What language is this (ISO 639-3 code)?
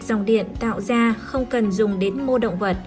vie